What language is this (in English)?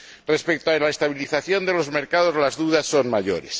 Spanish